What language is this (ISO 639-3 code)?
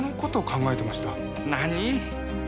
jpn